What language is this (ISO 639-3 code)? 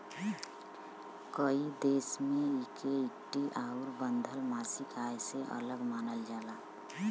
bho